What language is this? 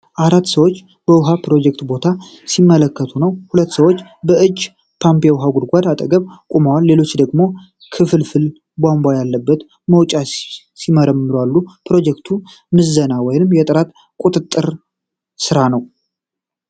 Amharic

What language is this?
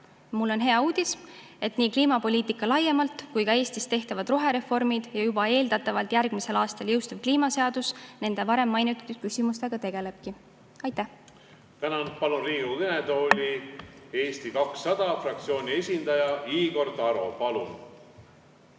Estonian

